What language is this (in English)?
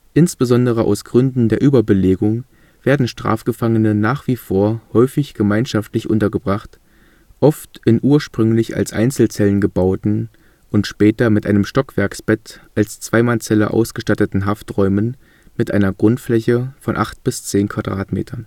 German